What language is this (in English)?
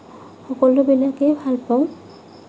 Assamese